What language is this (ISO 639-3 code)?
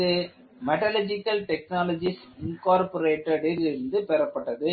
tam